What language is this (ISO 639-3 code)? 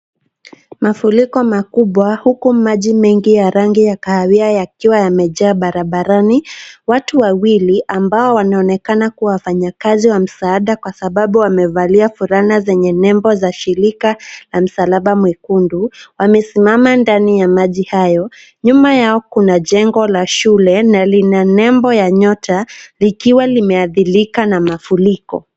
swa